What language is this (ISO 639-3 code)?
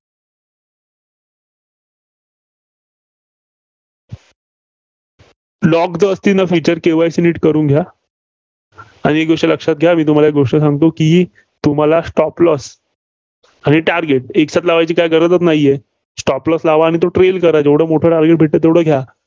mar